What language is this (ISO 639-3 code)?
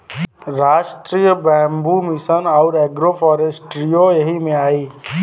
bho